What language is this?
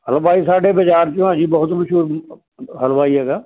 Punjabi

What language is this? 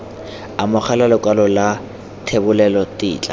Tswana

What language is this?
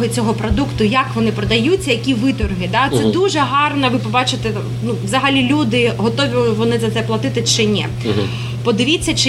Ukrainian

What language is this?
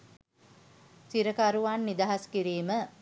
Sinhala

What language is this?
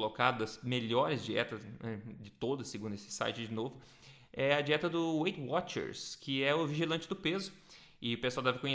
Portuguese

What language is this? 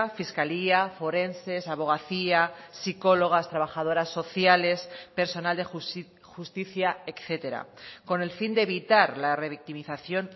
Spanish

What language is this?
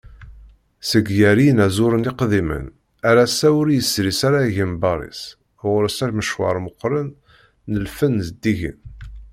Kabyle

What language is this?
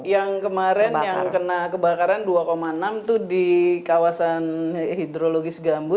Indonesian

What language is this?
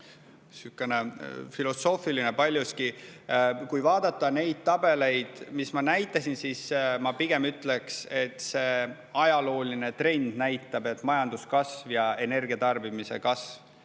Estonian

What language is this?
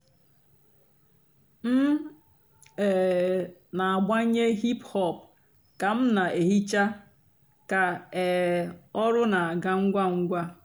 Igbo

